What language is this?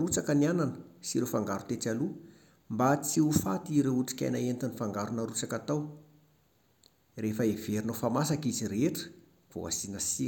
Malagasy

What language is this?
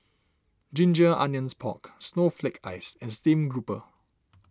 English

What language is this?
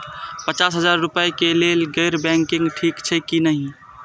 Maithili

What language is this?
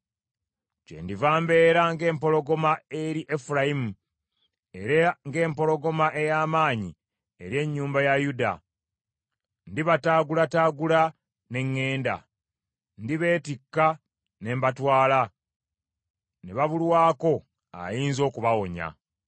Ganda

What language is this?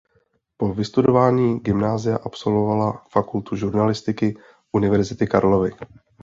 Czech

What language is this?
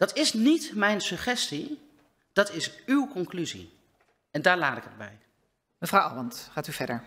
Dutch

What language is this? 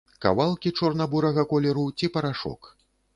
Belarusian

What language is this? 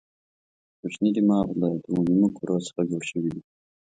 Pashto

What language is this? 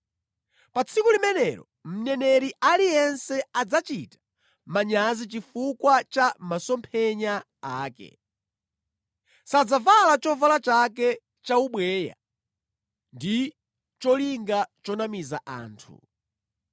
Nyanja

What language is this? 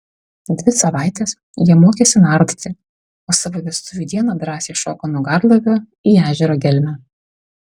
Lithuanian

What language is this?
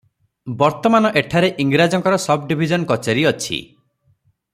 Odia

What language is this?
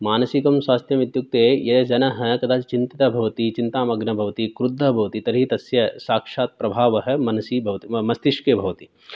Sanskrit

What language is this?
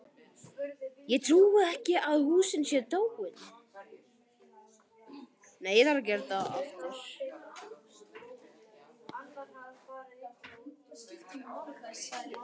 Icelandic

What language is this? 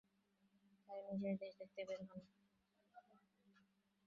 Bangla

